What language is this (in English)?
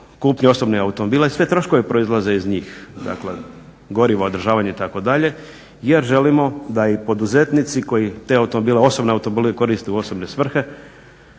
Croatian